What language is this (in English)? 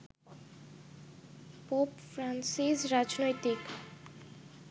Bangla